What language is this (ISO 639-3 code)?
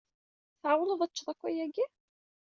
kab